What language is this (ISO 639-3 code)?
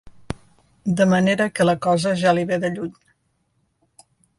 cat